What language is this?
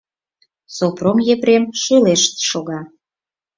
Mari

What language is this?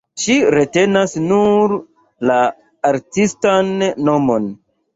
Esperanto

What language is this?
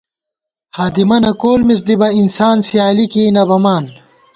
Gawar-Bati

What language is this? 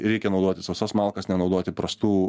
Lithuanian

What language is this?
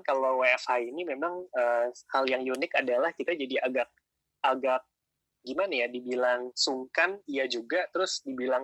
Indonesian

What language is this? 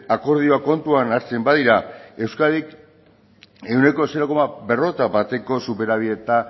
Basque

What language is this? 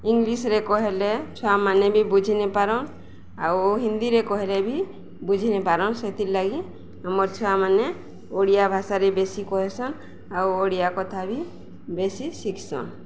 Odia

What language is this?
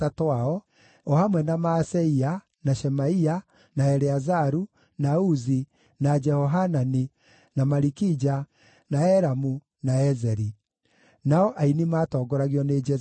Kikuyu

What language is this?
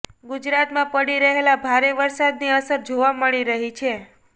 Gujarati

